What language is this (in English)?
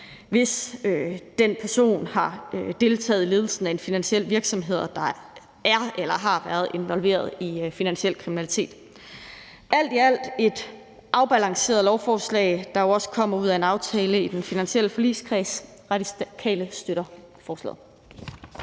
Danish